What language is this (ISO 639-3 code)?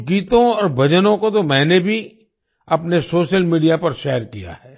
hin